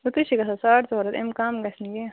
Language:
Kashmiri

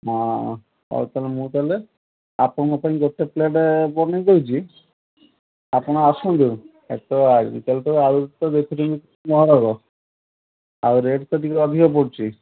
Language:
Odia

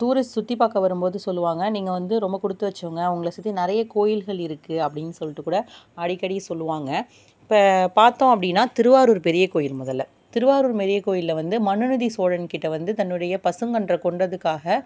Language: Tamil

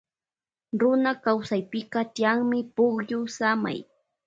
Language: Loja Highland Quichua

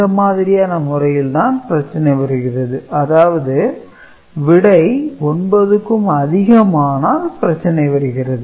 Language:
Tamil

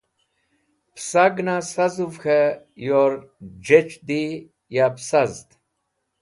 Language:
Wakhi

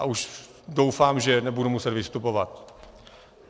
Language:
Czech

